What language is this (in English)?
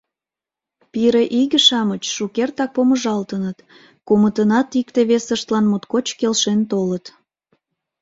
Mari